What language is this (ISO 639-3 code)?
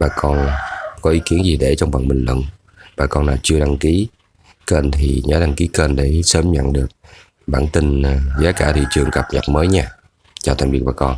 vie